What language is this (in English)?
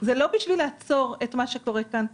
Hebrew